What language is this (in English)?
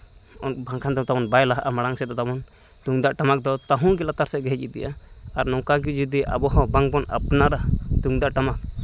Santali